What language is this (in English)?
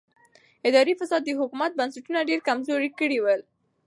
Pashto